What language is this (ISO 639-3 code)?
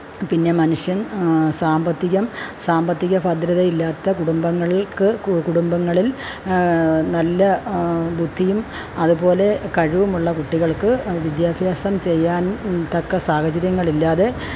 mal